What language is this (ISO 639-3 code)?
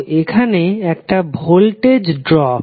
ben